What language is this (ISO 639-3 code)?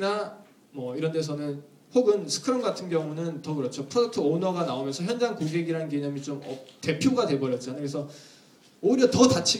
kor